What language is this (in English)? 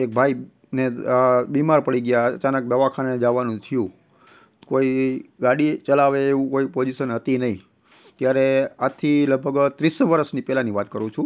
Gujarati